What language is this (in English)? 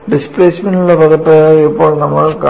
Malayalam